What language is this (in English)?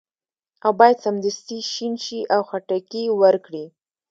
Pashto